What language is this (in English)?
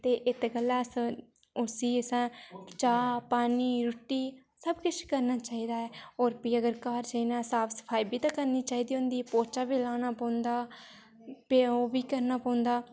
Dogri